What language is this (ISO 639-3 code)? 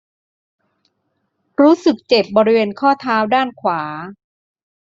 tha